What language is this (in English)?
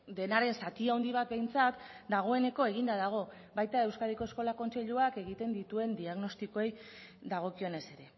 Basque